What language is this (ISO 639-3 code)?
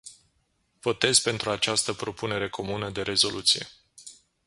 ron